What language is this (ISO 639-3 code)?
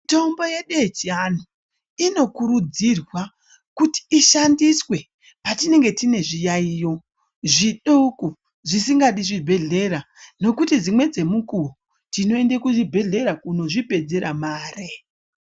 ndc